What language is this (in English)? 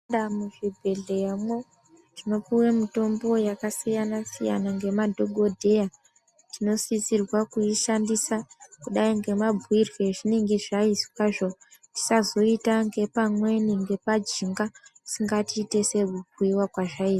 Ndau